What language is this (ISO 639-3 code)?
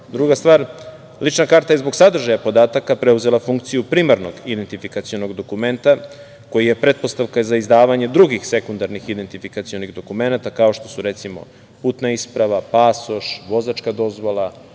srp